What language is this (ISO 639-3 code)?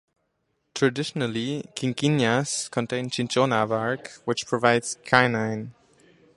eng